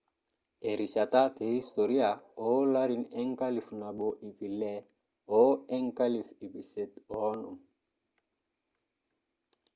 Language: Masai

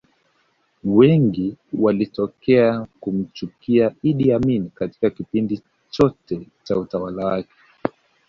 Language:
Swahili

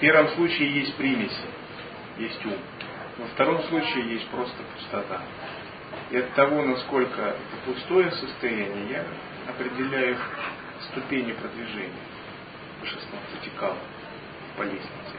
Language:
Russian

